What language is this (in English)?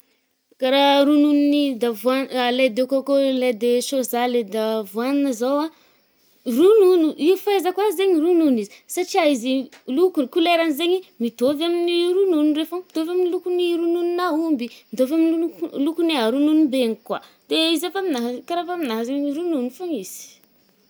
Northern Betsimisaraka Malagasy